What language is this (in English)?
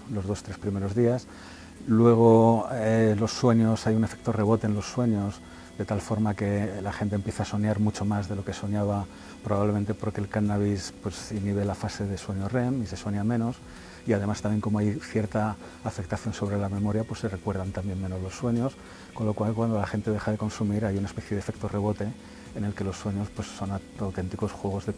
Spanish